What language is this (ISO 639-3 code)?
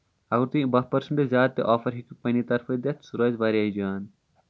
kas